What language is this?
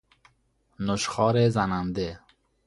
Persian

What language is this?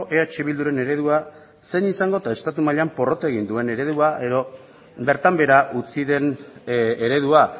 Basque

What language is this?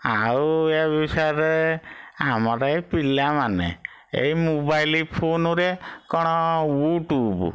Odia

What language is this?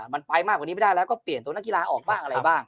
Thai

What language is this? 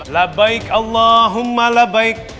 Indonesian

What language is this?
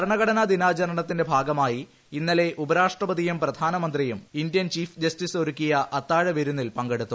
Malayalam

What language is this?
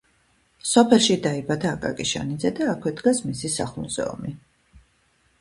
Georgian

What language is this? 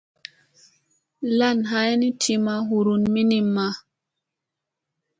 Musey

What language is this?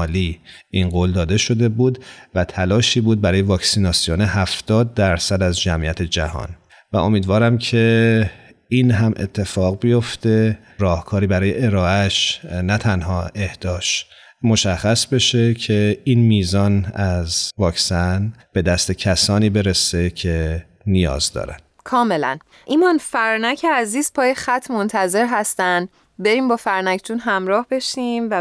Persian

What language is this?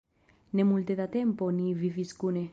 Esperanto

